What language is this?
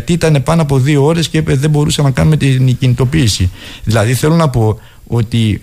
Greek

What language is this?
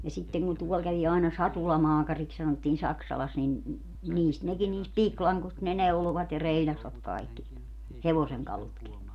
Finnish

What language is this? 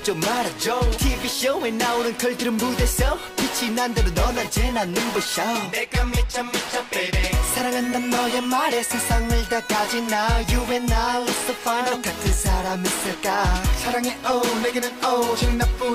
Vietnamese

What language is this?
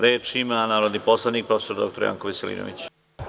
Serbian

